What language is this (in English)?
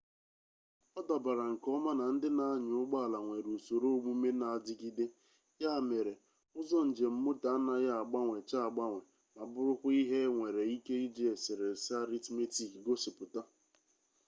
Igbo